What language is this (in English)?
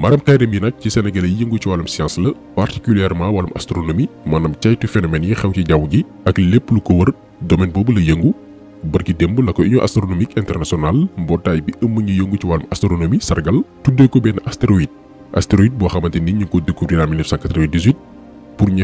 French